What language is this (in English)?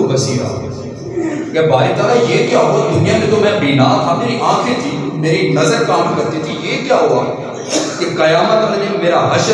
Urdu